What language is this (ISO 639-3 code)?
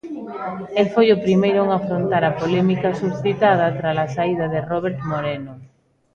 glg